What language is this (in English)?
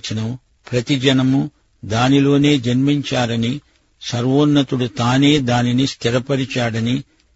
Telugu